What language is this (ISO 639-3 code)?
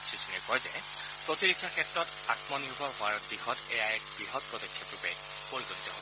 asm